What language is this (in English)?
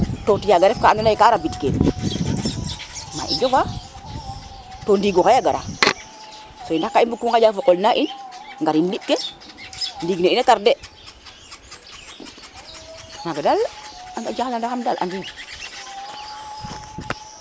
Serer